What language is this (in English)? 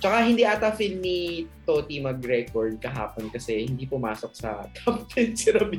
Filipino